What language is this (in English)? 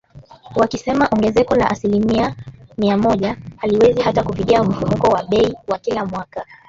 Swahili